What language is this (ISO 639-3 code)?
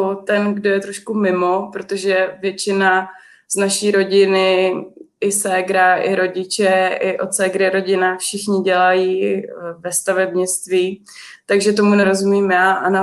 ces